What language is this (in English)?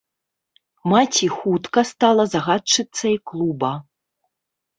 Belarusian